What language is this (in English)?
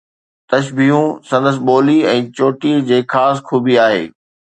Sindhi